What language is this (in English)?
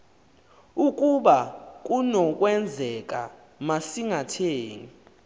Xhosa